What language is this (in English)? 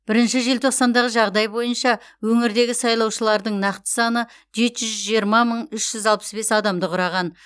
Kazakh